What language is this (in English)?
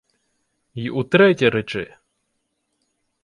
Ukrainian